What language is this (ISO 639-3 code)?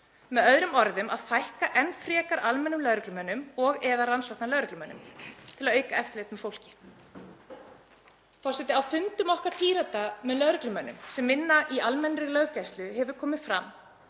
isl